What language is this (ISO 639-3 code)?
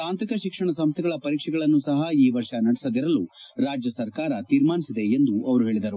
kan